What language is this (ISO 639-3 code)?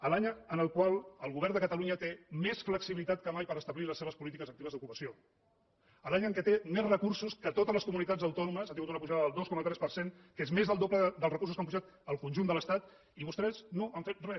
cat